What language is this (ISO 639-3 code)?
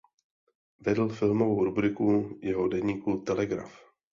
ces